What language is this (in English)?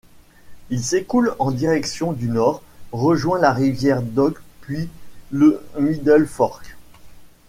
French